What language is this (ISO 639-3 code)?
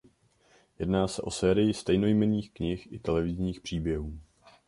ces